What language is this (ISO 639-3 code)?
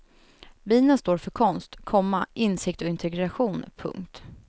swe